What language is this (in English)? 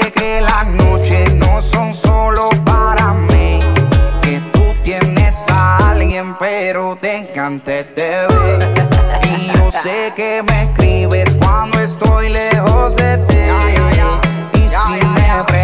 Spanish